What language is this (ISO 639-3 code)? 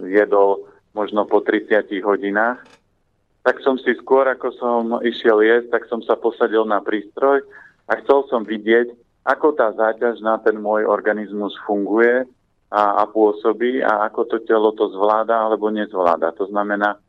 slk